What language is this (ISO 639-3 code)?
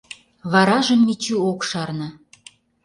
chm